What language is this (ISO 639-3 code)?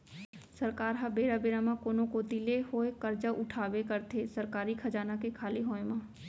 hne